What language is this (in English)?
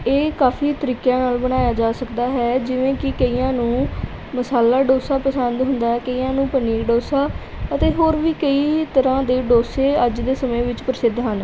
Punjabi